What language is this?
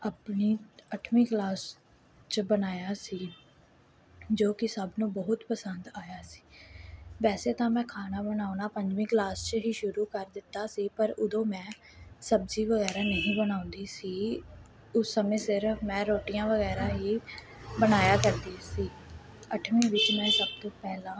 Punjabi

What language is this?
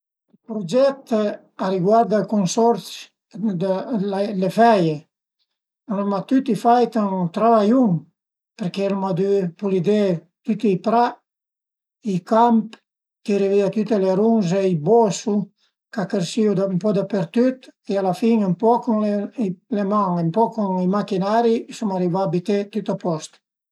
Piedmontese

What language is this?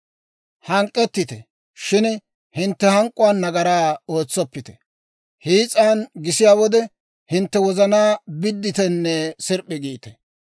Dawro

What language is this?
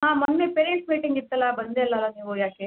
Kannada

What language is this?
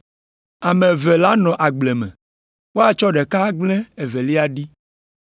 Ewe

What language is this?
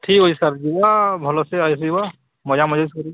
Odia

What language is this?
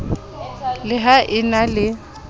Southern Sotho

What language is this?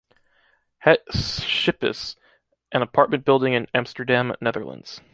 English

